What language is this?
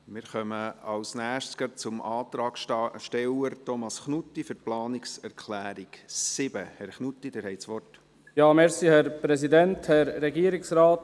Swiss German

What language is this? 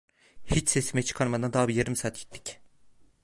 Turkish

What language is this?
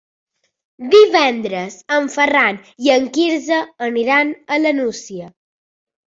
Catalan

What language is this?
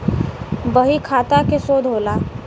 Bhojpuri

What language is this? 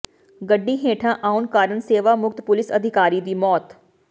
Punjabi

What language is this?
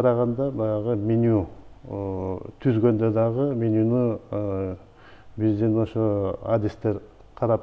Turkish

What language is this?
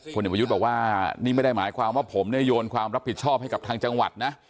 Thai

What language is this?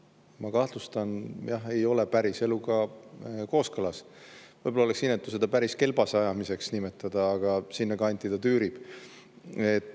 Estonian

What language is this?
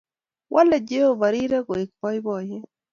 Kalenjin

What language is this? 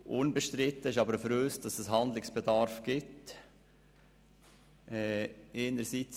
Swiss German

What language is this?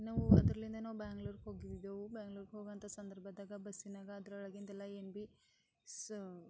Kannada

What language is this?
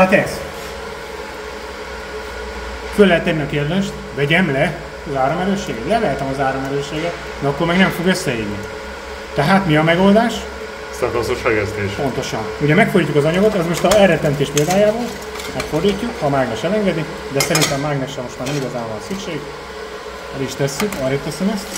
Hungarian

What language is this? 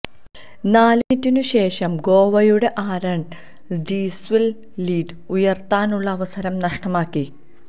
Malayalam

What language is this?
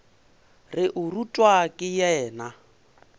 Northern Sotho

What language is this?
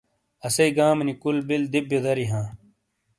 Shina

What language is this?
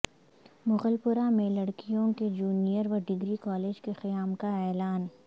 Urdu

